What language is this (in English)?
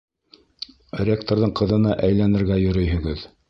Bashkir